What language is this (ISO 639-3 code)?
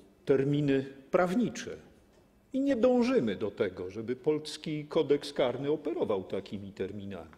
pol